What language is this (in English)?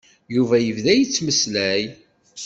Kabyle